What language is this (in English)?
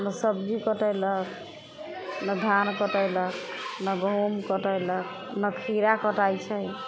Maithili